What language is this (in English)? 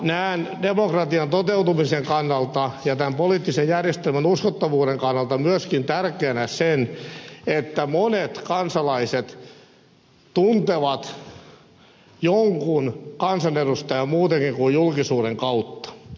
Finnish